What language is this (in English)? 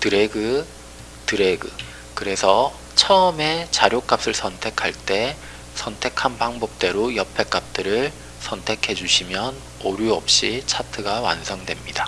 Korean